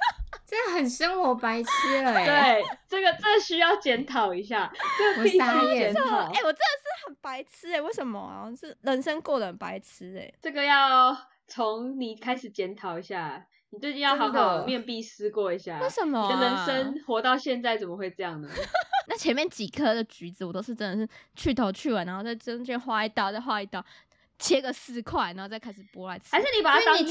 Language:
Chinese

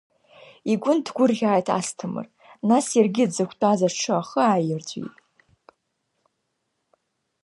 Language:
Abkhazian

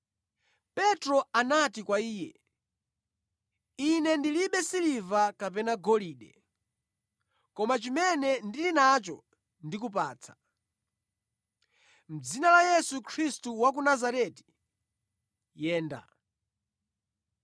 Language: Nyanja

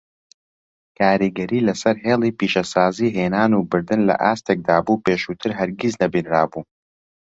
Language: Central Kurdish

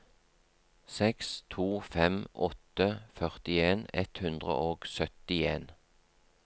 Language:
Norwegian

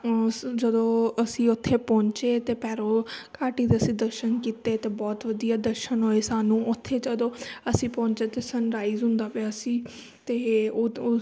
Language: Punjabi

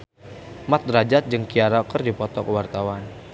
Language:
Sundanese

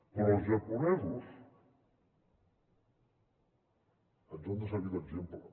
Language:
Catalan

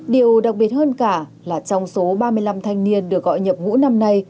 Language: Vietnamese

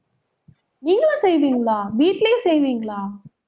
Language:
Tamil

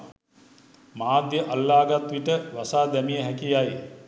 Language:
Sinhala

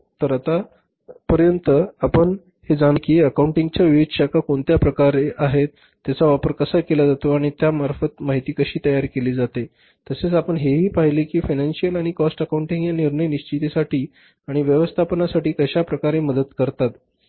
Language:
Marathi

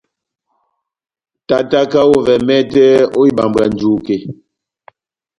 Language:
Batanga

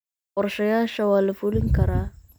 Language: Somali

